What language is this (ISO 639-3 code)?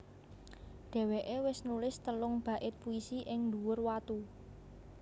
jav